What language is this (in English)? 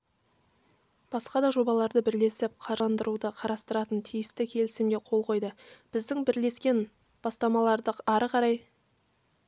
Kazakh